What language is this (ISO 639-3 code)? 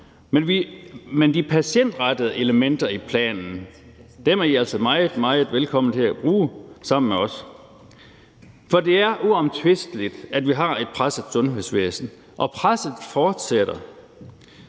dan